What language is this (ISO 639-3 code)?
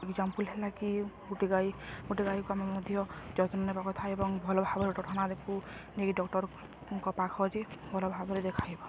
ori